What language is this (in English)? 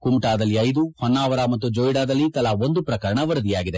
Kannada